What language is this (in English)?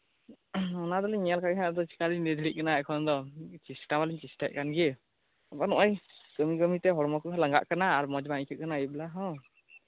Santali